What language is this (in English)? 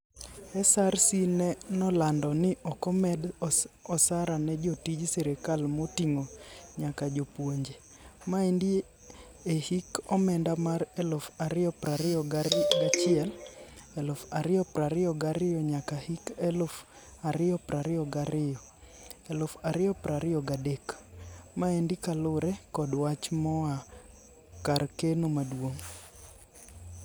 Luo (Kenya and Tanzania)